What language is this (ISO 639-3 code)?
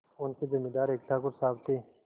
hin